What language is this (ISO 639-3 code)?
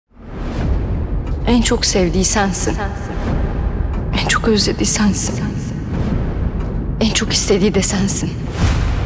tur